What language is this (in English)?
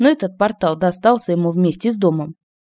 Russian